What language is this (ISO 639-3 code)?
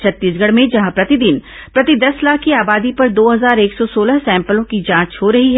hin